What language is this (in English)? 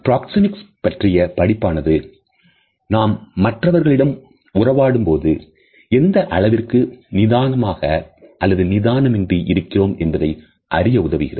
Tamil